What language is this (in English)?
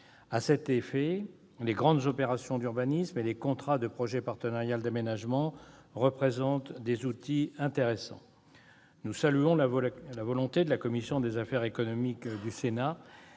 French